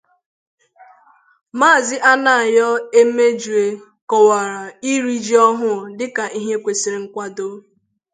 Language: Igbo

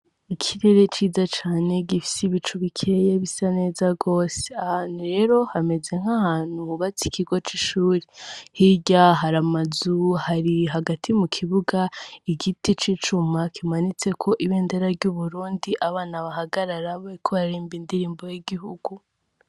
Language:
Rundi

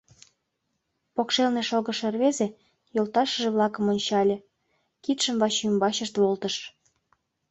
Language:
Mari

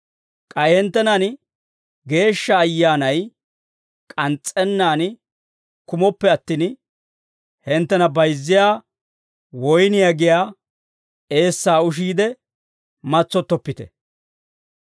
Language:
Dawro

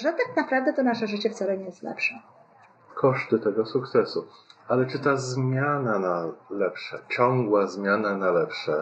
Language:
Polish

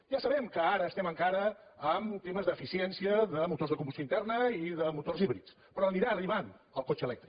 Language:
Catalan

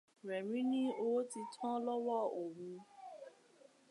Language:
Yoruba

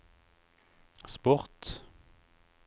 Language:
Norwegian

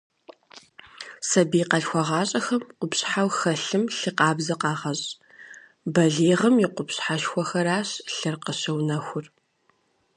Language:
Kabardian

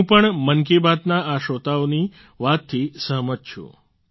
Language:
Gujarati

